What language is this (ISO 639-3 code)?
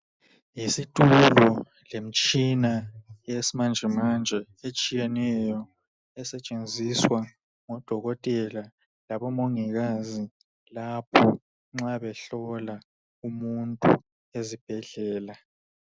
nde